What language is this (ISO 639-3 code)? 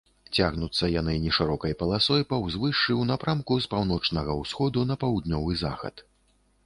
bel